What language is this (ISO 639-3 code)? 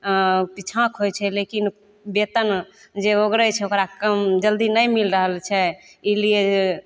mai